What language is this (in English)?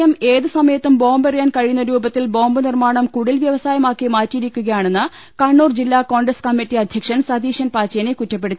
Malayalam